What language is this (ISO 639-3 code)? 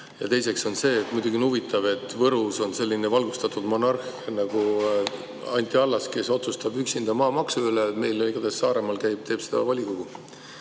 est